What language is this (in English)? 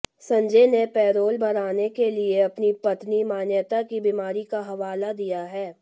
Hindi